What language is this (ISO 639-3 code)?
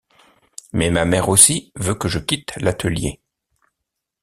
fra